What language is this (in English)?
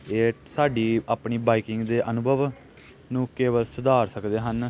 Punjabi